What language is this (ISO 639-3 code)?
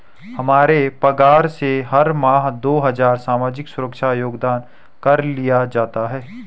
hin